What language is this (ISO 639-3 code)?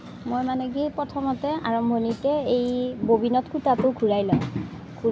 asm